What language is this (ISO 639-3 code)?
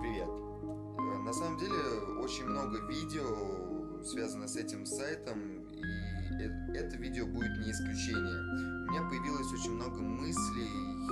rus